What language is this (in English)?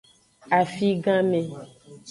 Aja (Benin)